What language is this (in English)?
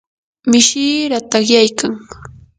Yanahuanca Pasco Quechua